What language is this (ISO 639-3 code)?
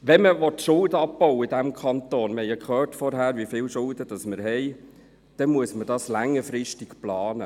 gsw